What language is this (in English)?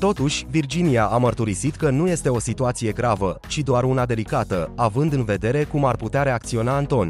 Romanian